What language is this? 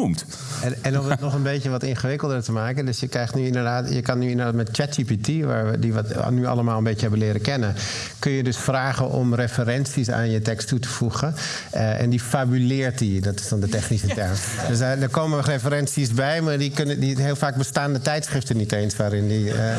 Dutch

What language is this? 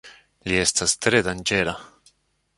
Esperanto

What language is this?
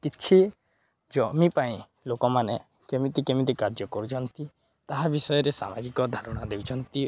Odia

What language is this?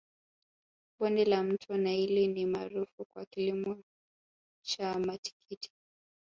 Swahili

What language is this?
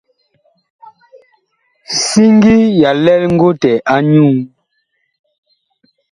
Bakoko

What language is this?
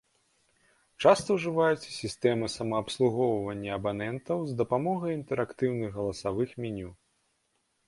Belarusian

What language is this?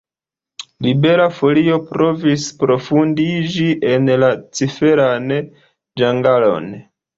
Esperanto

